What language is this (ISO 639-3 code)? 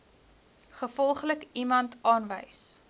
afr